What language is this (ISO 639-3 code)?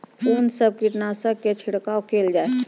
mai